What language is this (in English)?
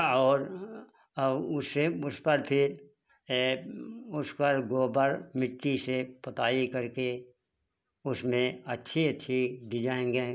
Hindi